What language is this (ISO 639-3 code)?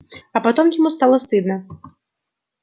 rus